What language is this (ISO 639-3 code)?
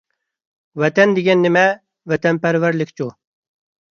uig